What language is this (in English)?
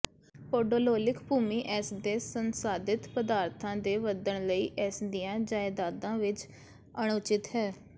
Punjabi